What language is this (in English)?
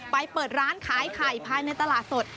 Thai